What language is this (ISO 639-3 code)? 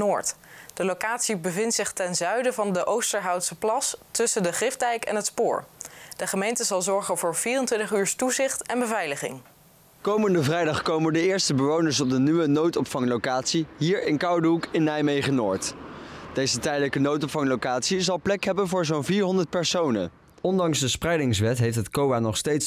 nld